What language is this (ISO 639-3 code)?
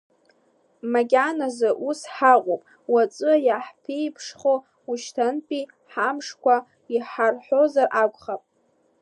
abk